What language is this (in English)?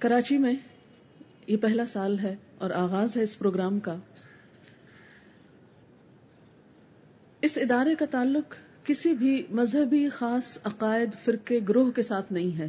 Urdu